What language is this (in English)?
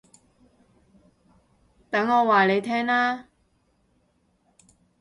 Cantonese